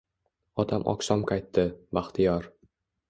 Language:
Uzbek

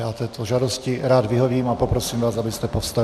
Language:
Czech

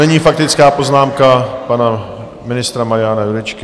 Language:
Czech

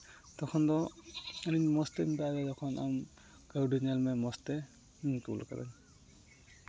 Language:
Santali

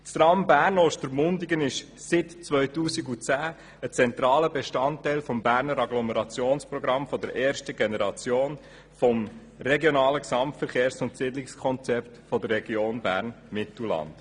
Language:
Swiss German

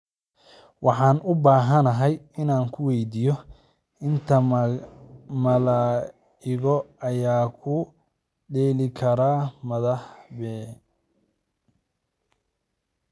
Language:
Somali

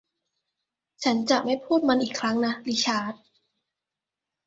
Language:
Thai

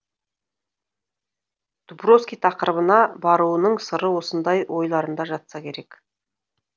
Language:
Kazakh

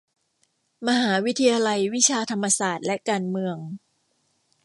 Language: Thai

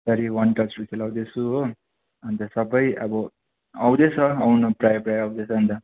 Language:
Nepali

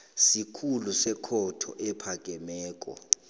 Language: South Ndebele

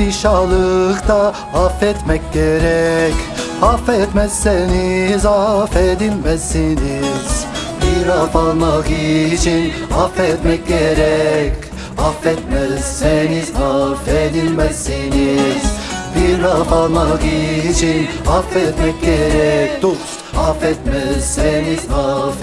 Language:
Turkish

